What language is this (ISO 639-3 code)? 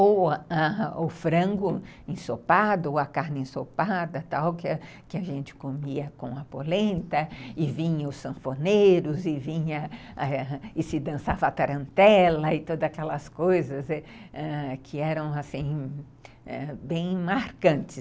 por